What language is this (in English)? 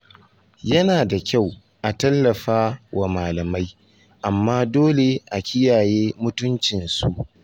Hausa